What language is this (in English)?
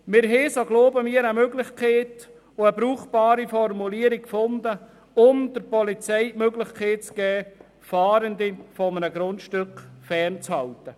Swiss German